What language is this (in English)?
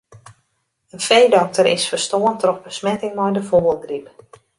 Western Frisian